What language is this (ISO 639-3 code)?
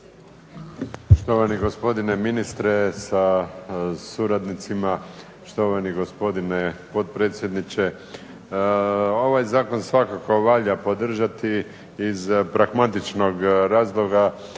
hrv